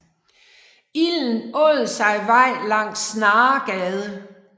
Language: Danish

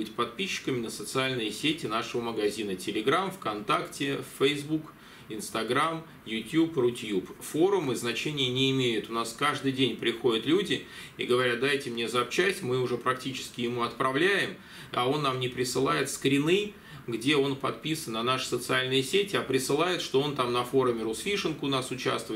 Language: Russian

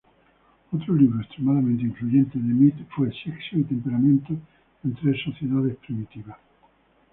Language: Spanish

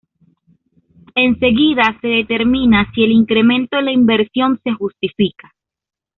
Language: Spanish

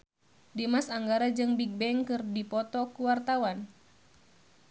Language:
Sundanese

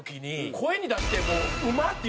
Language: Japanese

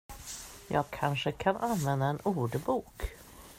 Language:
Swedish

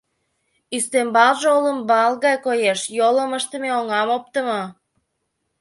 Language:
Mari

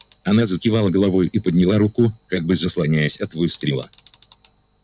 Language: Russian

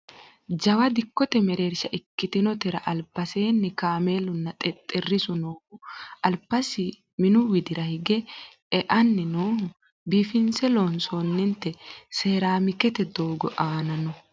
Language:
Sidamo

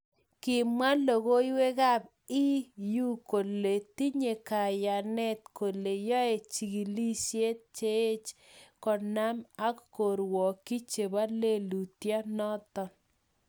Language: Kalenjin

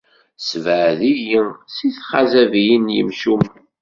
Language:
Kabyle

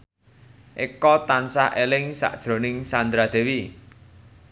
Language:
Javanese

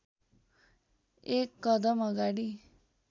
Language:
Nepali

